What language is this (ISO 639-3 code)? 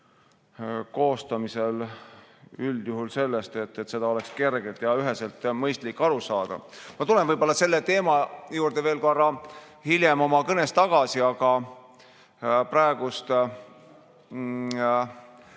est